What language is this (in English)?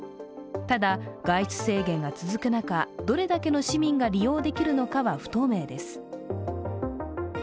Japanese